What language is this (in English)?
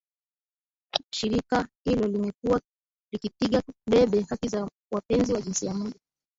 Swahili